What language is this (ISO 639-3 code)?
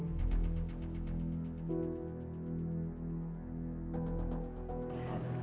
ind